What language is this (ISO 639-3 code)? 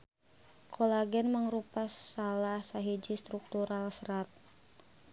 sun